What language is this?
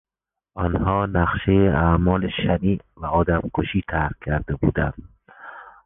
Persian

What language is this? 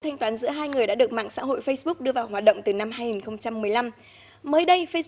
Vietnamese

